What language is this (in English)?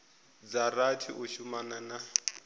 Venda